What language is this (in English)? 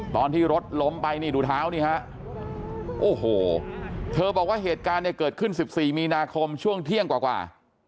Thai